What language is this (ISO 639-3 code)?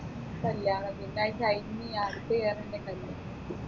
mal